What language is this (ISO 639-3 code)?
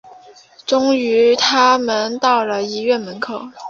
zho